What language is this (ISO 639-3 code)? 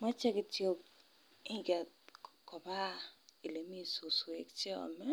kln